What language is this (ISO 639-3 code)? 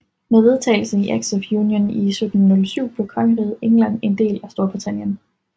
dan